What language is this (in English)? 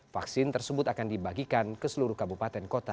Indonesian